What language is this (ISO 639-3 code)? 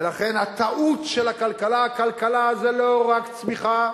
heb